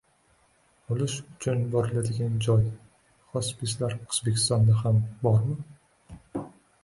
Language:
Uzbek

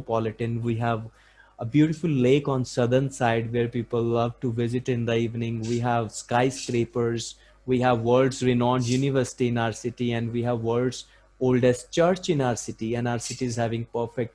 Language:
English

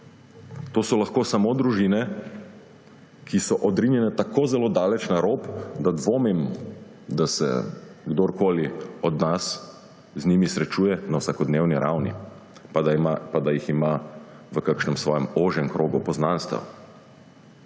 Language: Slovenian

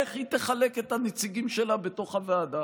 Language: Hebrew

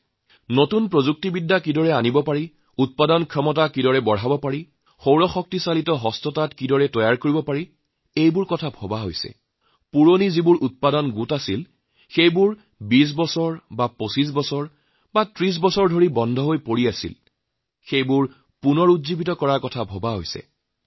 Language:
Assamese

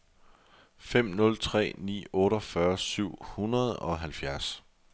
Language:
Danish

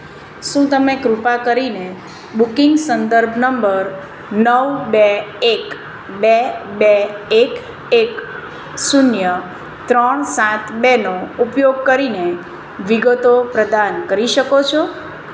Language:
Gujarati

